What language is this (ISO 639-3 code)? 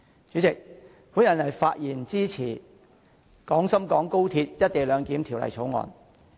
yue